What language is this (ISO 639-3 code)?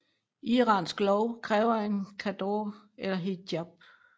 dan